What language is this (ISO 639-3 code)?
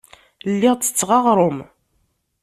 kab